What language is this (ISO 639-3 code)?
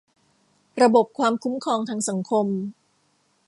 tha